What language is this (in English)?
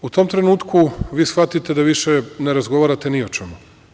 Serbian